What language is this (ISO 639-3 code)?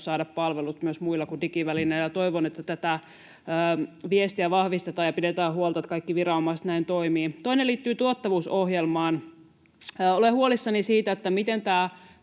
fin